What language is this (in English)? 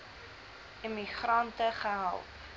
Afrikaans